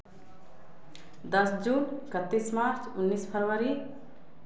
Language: Hindi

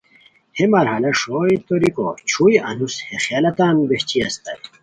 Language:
Khowar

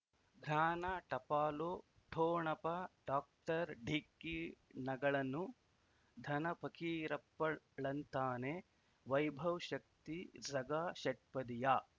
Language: Kannada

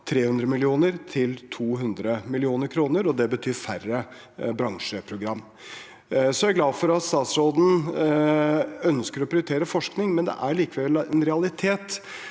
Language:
Norwegian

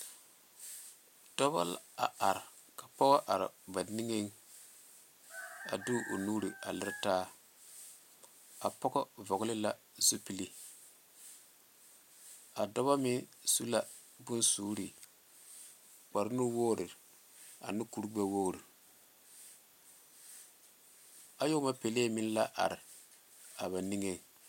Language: Southern Dagaare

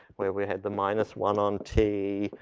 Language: English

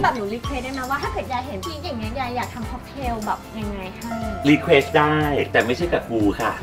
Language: Thai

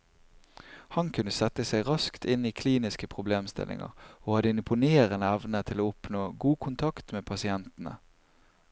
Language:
Norwegian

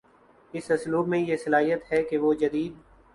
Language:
Urdu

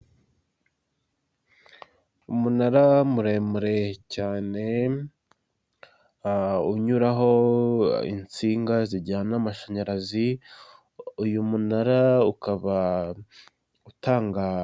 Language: Kinyarwanda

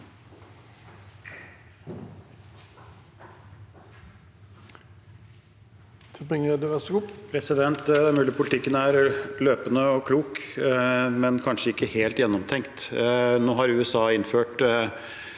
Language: Norwegian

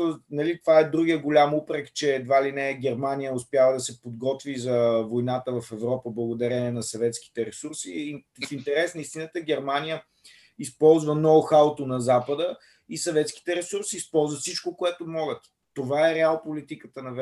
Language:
Bulgarian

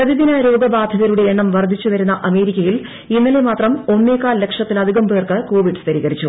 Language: Malayalam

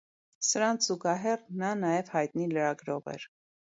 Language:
Armenian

